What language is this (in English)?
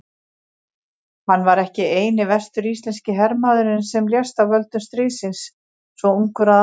Icelandic